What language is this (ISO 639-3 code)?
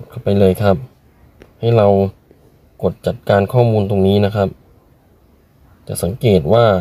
tha